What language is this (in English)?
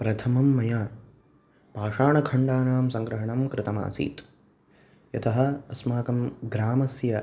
Sanskrit